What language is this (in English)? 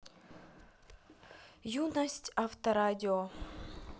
Russian